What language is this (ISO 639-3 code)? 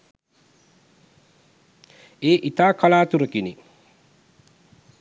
sin